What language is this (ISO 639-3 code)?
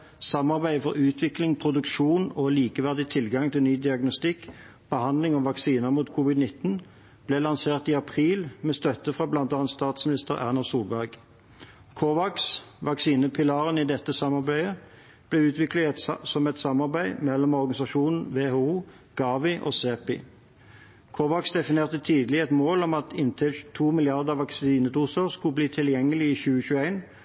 nob